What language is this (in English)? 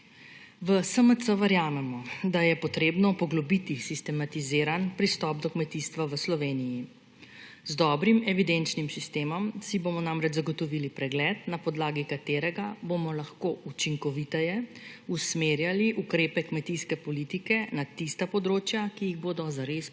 Slovenian